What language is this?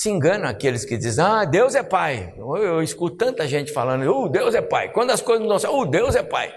Portuguese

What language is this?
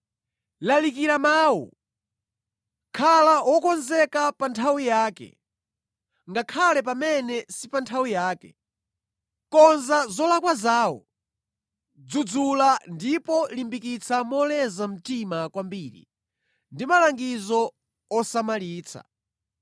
Nyanja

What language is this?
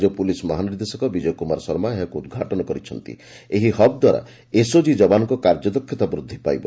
Odia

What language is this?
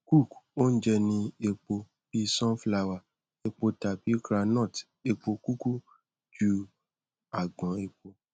Yoruba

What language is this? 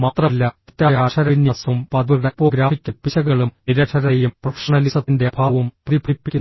Malayalam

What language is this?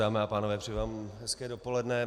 Czech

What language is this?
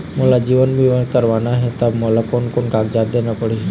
Chhattisgarhi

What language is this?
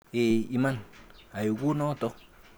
Kalenjin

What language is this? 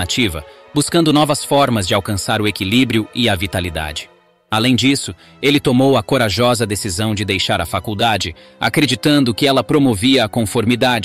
Portuguese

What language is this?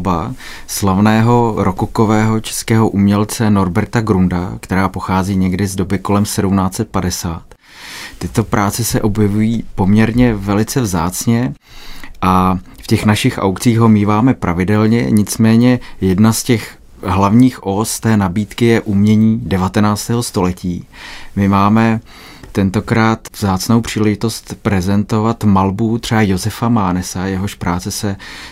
Czech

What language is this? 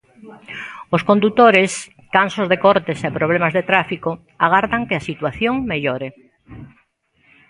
Galician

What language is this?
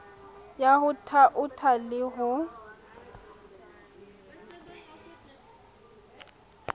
Southern Sotho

